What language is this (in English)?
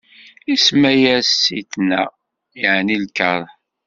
Kabyle